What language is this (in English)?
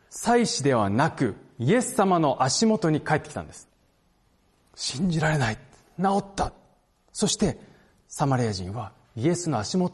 Japanese